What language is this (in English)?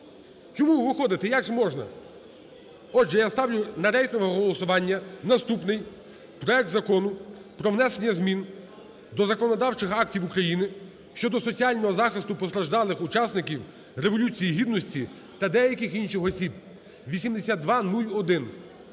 Ukrainian